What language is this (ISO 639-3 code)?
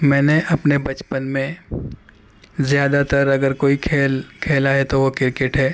urd